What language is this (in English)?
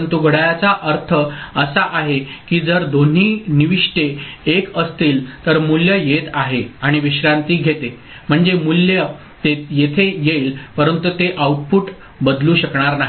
Marathi